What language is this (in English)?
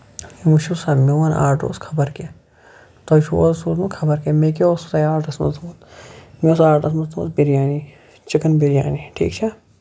Kashmiri